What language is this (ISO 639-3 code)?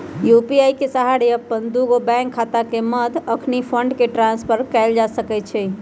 mag